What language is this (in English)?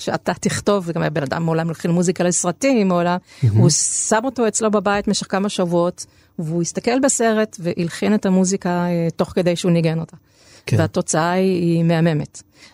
Hebrew